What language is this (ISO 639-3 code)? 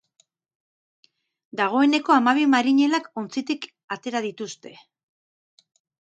eus